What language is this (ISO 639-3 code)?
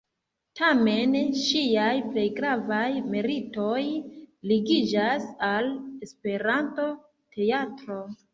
epo